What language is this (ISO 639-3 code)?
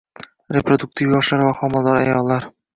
uzb